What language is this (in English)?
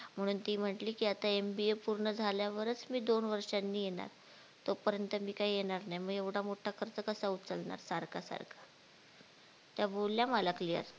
Marathi